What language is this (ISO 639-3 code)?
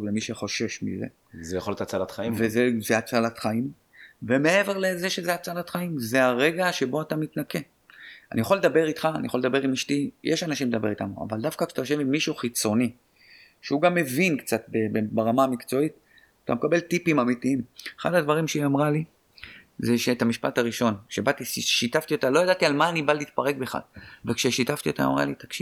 heb